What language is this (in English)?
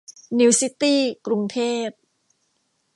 Thai